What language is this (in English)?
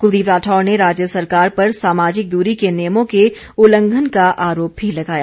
Hindi